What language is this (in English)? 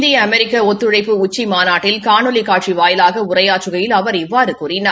Tamil